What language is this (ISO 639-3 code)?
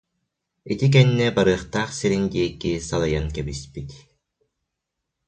sah